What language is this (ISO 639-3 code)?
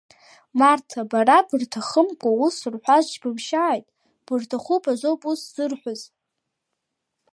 abk